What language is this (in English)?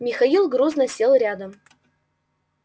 Russian